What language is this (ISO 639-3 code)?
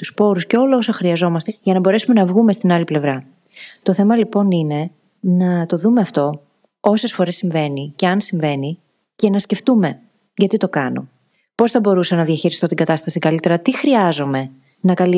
ell